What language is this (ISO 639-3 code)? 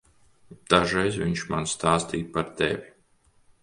lav